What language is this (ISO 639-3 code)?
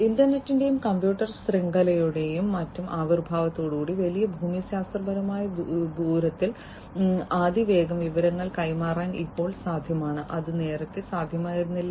mal